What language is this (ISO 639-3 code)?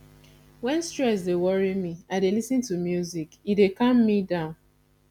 pcm